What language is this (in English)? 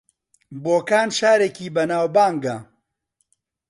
Central Kurdish